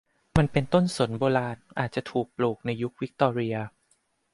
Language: Thai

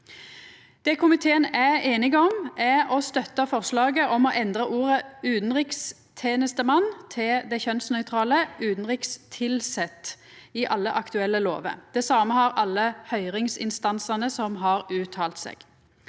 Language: Norwegian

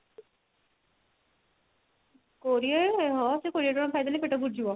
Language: Odia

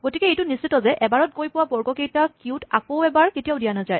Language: Assamese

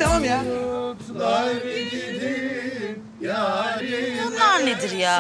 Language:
Turkish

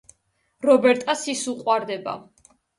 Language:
Georgian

